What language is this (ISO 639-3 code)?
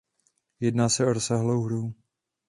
ces